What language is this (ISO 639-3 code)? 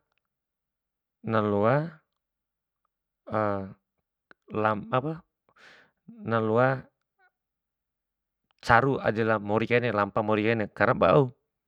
bhp